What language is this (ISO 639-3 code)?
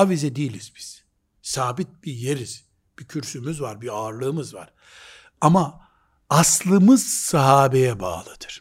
tur